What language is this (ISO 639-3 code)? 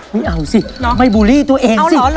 tha